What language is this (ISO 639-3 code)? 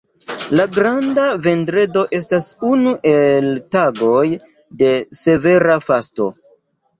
epo